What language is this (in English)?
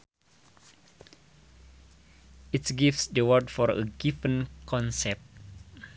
Sundanese